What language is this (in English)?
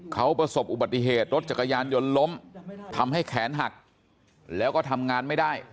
Thai